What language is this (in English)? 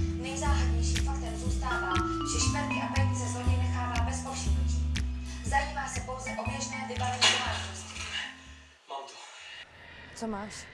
Czech